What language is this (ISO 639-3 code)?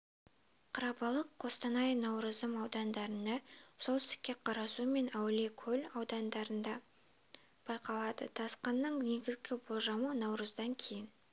kaz